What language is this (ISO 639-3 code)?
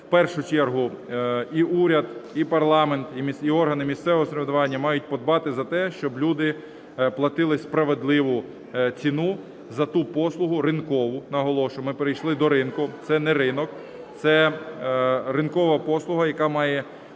ukr